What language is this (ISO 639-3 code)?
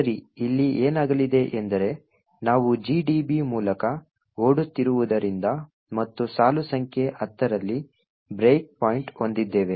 kan